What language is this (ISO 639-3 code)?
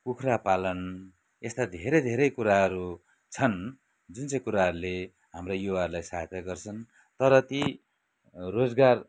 nep